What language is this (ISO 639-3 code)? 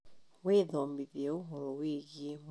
kik